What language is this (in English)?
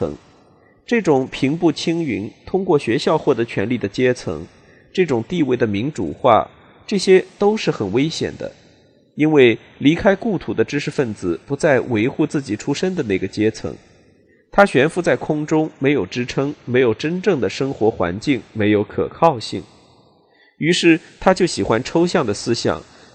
Chinese